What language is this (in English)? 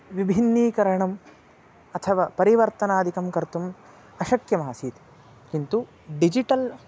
Sanskrit